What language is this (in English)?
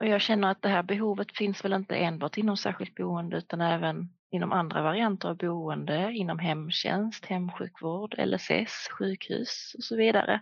Swedish